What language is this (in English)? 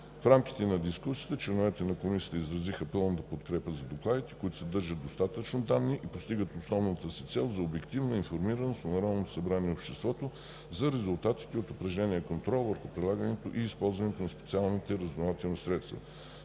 Bulgarian